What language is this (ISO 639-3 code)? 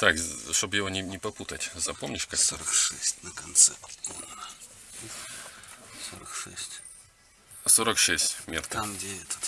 rus